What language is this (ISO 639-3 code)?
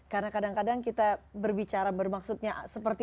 ind